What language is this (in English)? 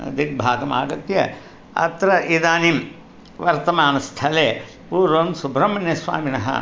Sanskrit